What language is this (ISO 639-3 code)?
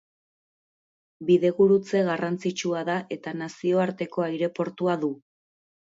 eus